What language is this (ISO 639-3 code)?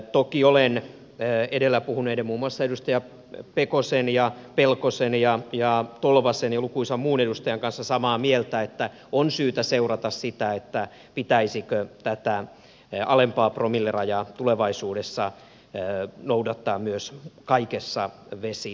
fin